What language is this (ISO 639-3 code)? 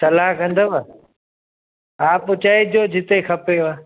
snd